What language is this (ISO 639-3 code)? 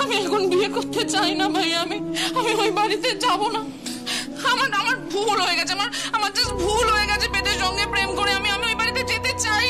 ben